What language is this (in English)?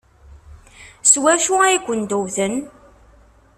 Kabyle